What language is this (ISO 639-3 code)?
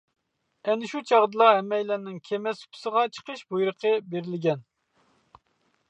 uig